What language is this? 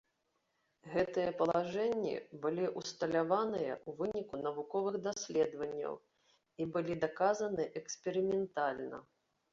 Belarusian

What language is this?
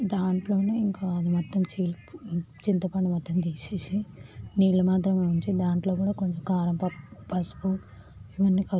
Telugu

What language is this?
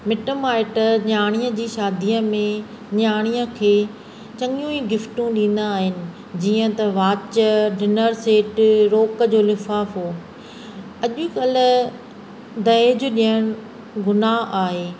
Sindhi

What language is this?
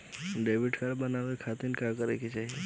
Bhojpuri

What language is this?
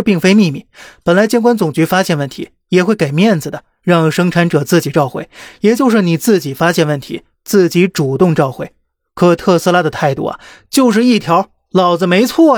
Chinese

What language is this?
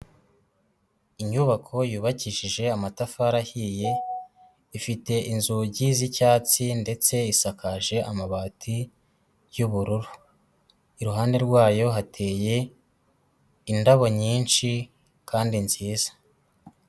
Kinyarwanda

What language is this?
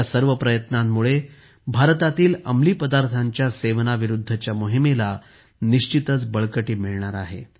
Marathi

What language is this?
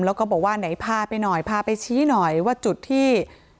Thai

